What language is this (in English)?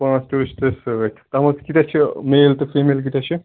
Kashmiri